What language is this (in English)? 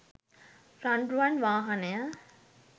Sinhala